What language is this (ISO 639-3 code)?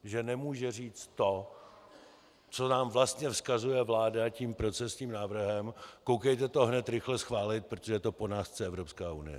ces